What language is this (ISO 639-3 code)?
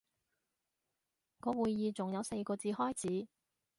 yue